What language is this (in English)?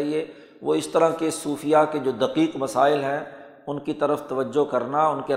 Urdu